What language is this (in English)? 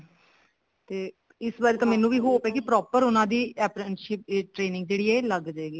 Punjabi